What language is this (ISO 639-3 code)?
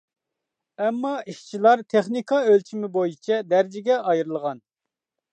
uig